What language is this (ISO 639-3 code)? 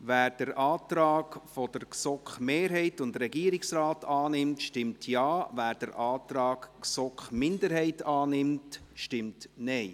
gsw